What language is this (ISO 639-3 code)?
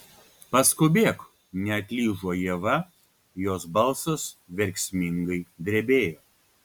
lit